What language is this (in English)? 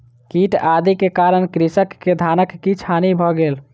Maithili